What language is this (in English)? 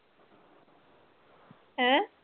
Punjabi